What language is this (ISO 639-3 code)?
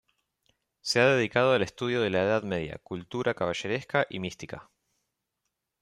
spa